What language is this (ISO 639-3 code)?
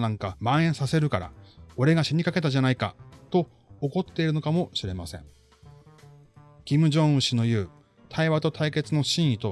jpn